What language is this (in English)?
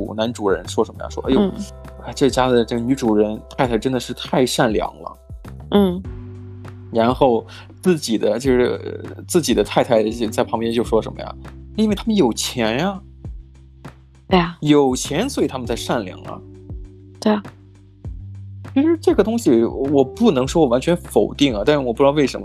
Chinese